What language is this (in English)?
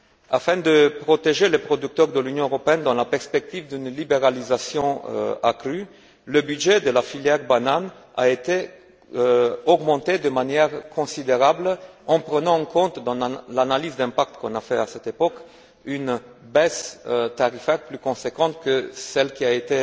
French